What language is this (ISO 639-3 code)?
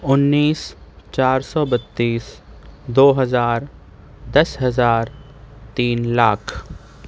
urd